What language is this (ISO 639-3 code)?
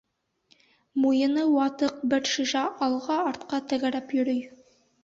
bak